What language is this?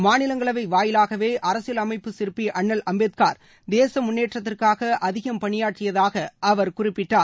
Tamil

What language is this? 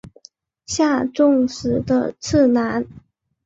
Chinese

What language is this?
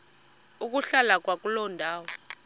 Xhosa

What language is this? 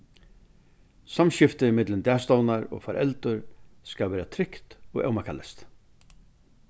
Faroese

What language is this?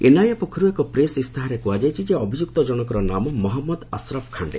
Odia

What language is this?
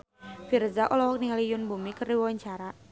Sundanese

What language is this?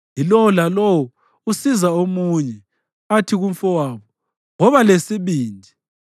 North Ndebele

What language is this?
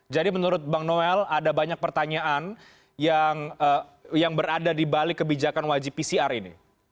Indonesian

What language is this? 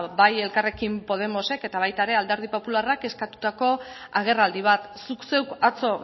Basque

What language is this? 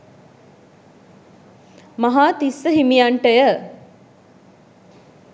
Sinhala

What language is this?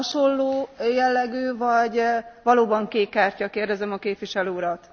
Hungarian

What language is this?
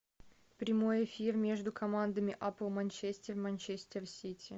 Russian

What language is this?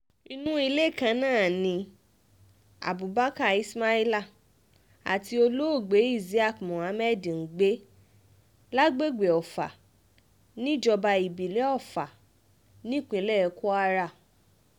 Yoruba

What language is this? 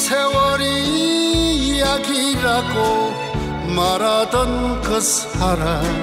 Korean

